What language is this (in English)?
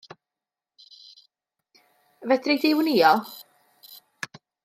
Welsh